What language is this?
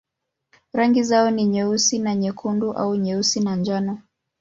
Swahili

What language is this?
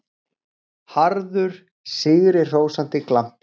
Icelandic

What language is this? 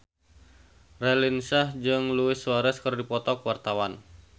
Sundanese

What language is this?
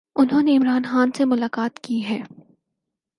Urdu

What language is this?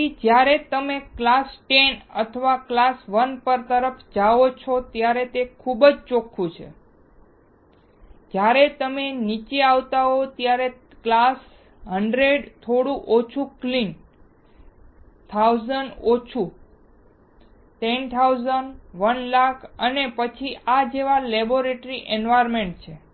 Gujarati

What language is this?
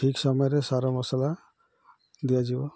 Odia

